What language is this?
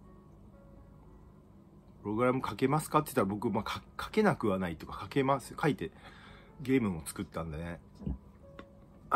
Japanese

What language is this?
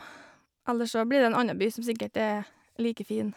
Norwegian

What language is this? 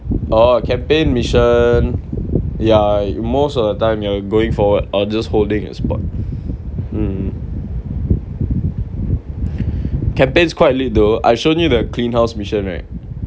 English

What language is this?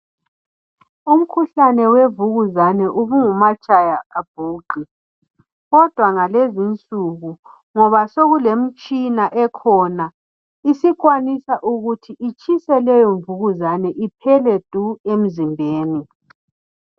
North Ndebele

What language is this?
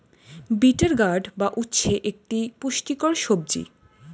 Bangla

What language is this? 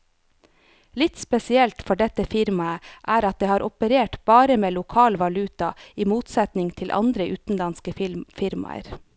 Norwegian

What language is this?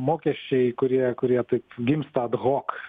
Lithuanian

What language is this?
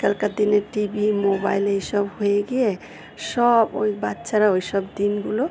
Bangla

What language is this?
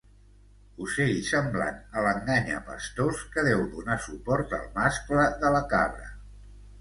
Catalan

